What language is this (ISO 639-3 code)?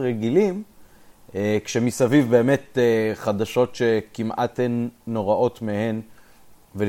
heb